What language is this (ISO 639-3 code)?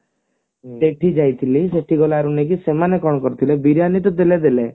ori